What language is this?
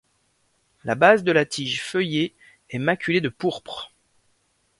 French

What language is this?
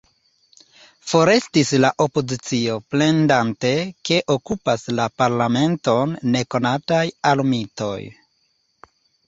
Esperanto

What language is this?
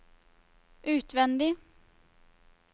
Norwegian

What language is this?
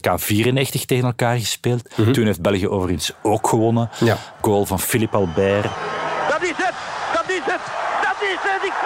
Dutch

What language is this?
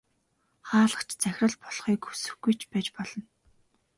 Mongolian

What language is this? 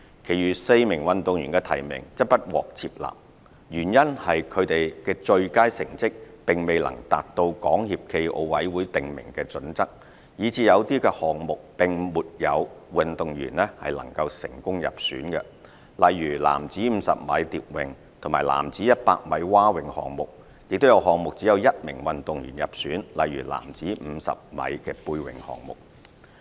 Cantonese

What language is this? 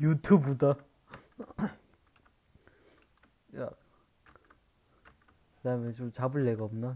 Korean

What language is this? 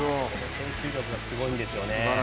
Japanese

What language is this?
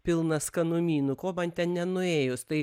Lithuanian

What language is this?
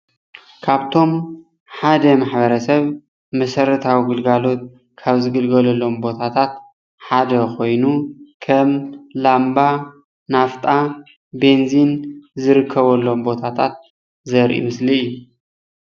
Tigrinya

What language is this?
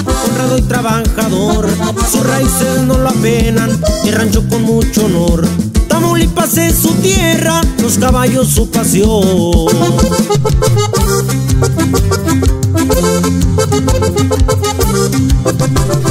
Spanish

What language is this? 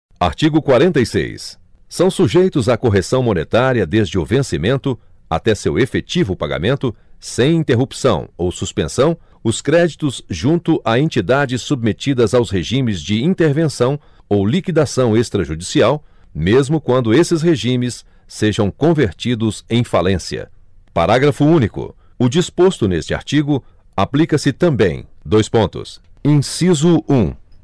Portuguese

